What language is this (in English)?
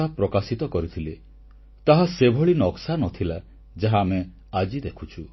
Odia